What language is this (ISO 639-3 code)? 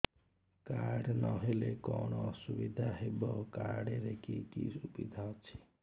ori